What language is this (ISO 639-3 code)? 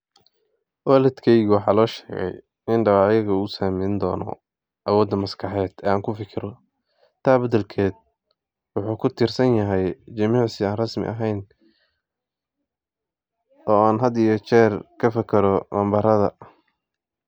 som